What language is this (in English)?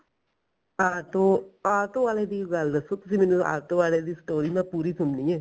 Punjabi